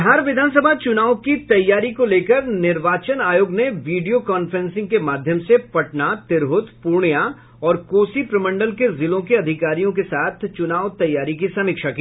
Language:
Hindi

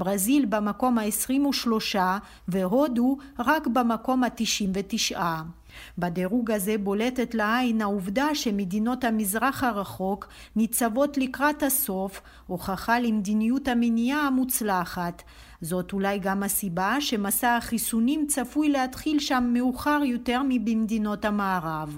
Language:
Hebrew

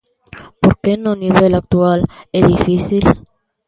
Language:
Galician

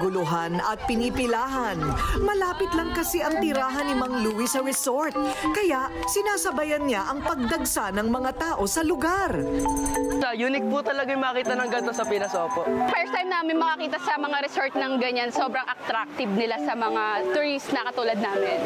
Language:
Filipino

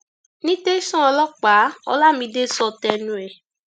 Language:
Yoruba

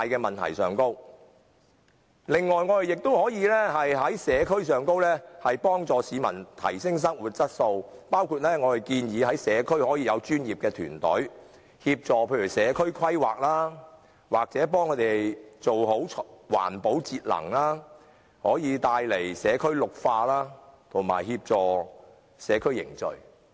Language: Cantonese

